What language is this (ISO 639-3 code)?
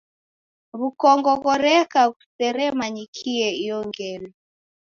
dav